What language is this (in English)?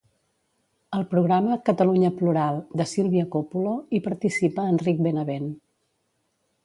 Catalan